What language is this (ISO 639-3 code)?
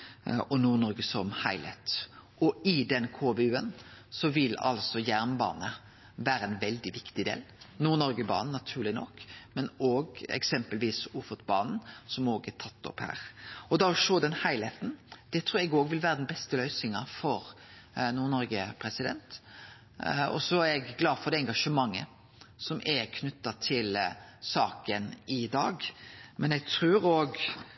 nno